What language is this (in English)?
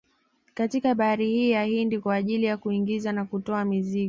Swahili